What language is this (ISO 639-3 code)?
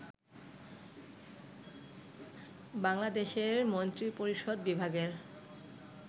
ben